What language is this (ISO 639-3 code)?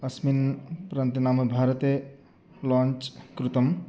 san